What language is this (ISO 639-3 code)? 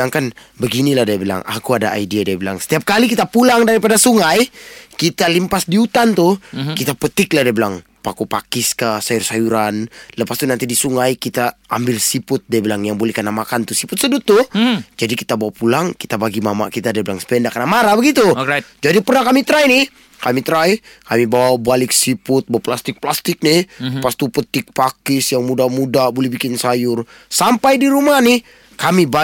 msa